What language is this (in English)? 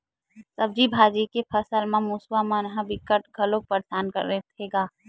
Chhattisgarhi